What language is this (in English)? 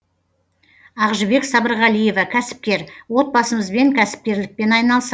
Kazakh